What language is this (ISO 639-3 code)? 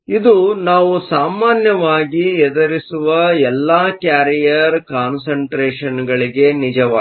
kan